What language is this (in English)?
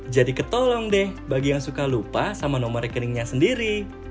Indonesian